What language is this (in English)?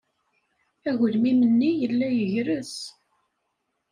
Kabyle